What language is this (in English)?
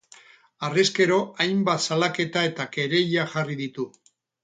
Basque